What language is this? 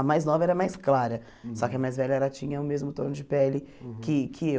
Portuguese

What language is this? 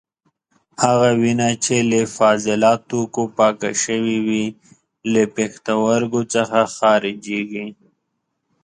Pashto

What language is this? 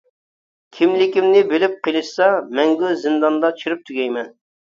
Uyghur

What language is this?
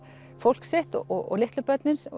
Icelandic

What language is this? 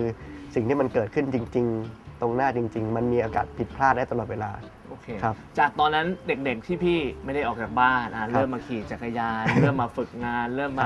Thai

